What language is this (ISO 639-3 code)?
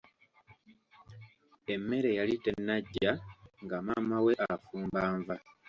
lug